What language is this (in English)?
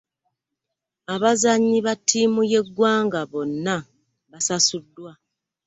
Ganda